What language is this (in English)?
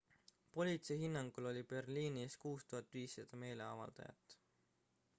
Estonian